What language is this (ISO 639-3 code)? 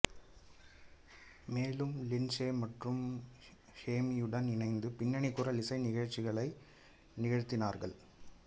tam